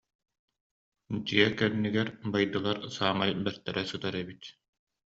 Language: Yakut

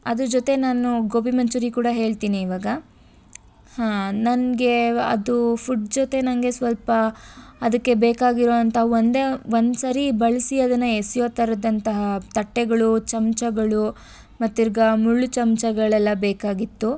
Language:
Kannada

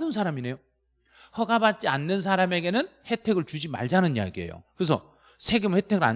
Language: Korean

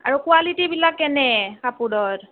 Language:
Assamese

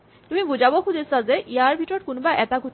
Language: Assamese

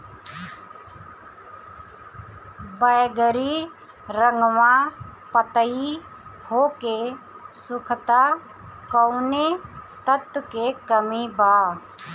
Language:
Bhojpuri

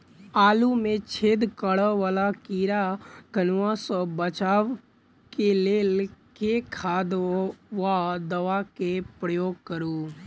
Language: Maithili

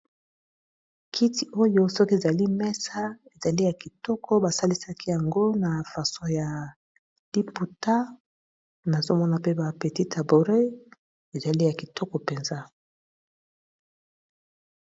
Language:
Lingala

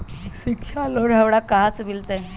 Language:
Magahi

